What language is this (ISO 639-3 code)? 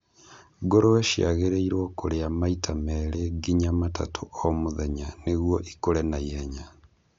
kik